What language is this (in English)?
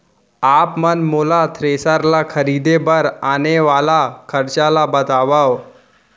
Chhattisgarhi